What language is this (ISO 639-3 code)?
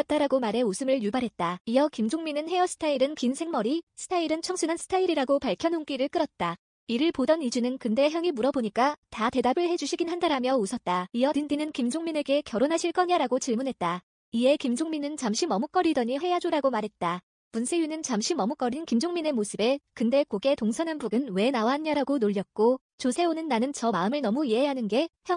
kor